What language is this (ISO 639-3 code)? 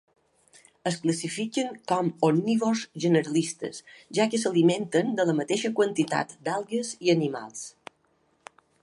cat